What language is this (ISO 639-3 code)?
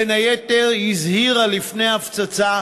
heb